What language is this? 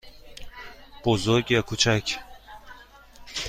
Persian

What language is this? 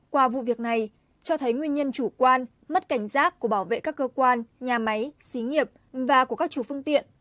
Vietnamese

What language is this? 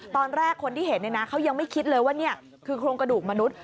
Thai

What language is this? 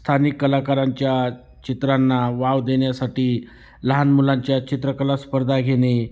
Marathi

